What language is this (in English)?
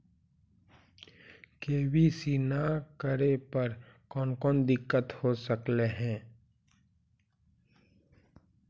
Magahi